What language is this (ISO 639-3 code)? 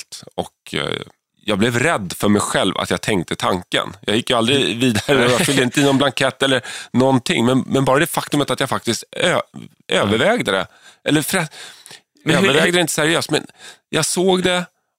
swe